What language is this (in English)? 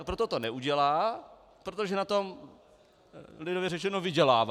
Czech